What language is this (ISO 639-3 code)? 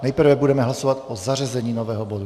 ces